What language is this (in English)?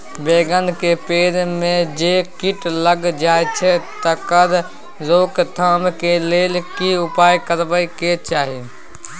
Maithili